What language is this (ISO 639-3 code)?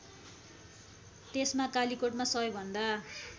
nep